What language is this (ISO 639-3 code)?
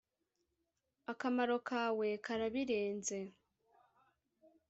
kin